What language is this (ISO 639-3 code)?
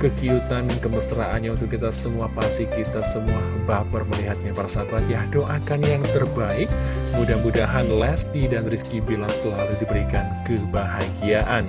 ind